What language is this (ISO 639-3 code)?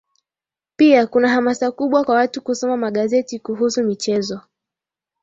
swa